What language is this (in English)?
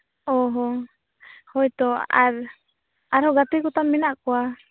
Santali